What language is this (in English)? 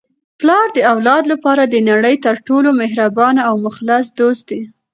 Pashto